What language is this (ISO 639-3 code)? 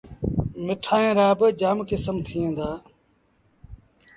sbn